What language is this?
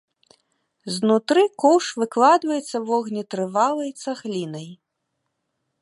Belarusian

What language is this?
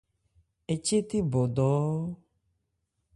Ebrié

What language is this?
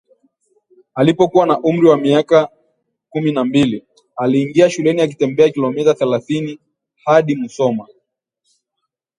Swahili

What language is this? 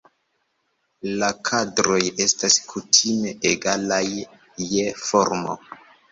Esperanto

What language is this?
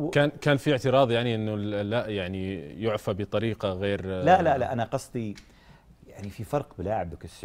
Arabic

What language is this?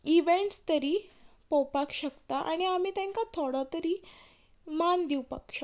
Konkani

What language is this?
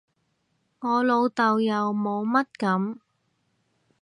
Cantonese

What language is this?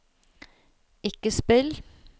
Norwegian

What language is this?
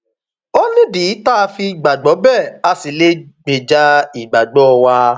Yoruba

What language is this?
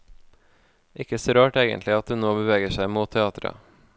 Norwegian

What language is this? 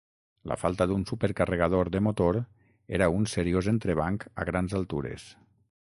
Catalan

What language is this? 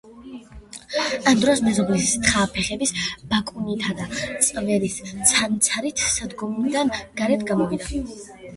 Georgian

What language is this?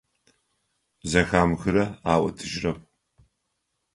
Adyghe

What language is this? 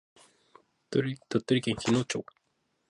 Japanese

